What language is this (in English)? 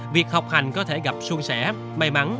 Vietnamese